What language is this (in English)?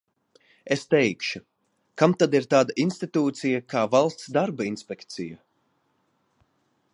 Latvian